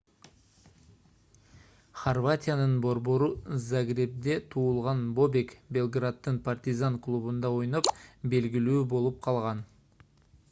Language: Kyrgyz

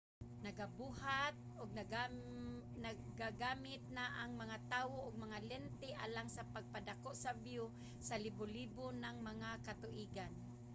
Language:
Cebuano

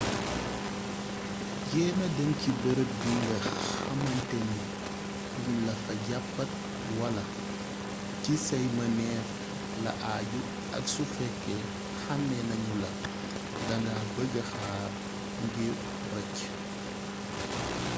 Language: Wolof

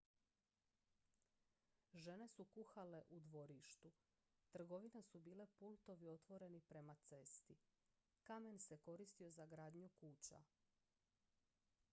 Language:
Croatian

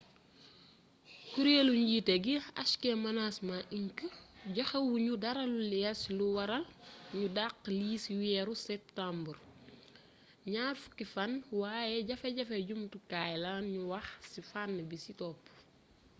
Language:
Wolof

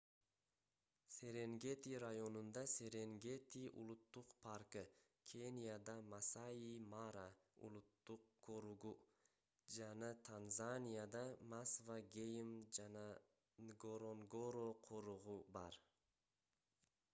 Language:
Kyrgyz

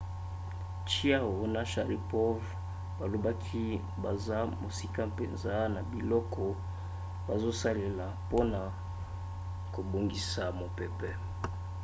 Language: Lingala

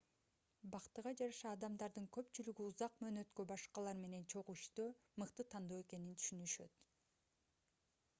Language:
Kyrgyz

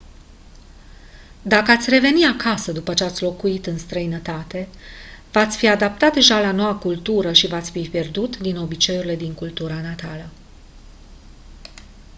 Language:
Romanian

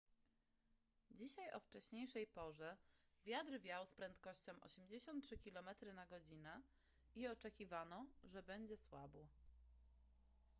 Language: Polish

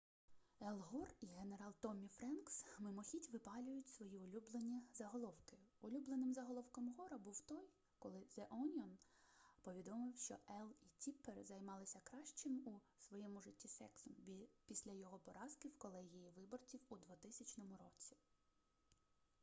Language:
Ukrainian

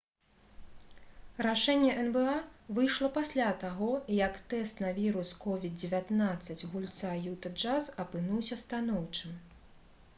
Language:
Belarusian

